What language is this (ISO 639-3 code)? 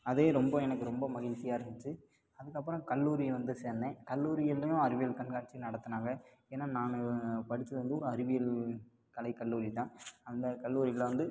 tam